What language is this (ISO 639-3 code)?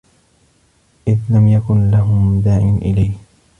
ara